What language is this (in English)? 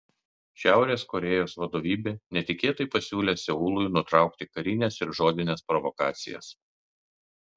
Lithuanian